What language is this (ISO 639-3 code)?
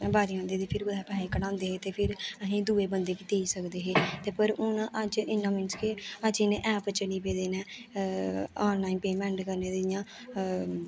doi